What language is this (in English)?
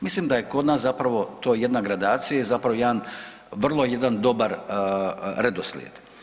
Croatian